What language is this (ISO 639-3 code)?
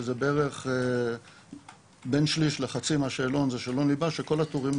heb